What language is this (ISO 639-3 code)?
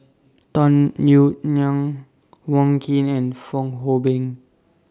eng